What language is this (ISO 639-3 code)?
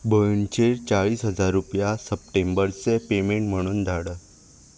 kok